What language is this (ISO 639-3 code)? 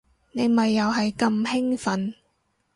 yue